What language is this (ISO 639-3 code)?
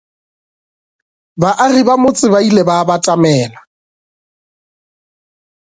nso